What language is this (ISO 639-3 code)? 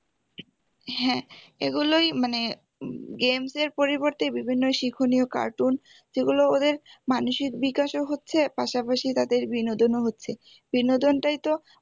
ben